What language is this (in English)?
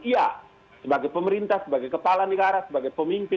Indonesian